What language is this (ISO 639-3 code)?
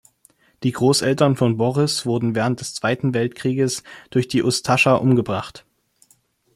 deu